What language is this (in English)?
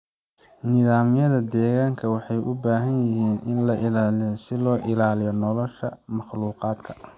Somali